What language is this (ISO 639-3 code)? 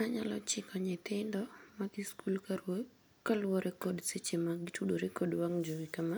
luo